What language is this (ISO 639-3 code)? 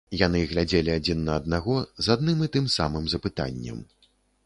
bel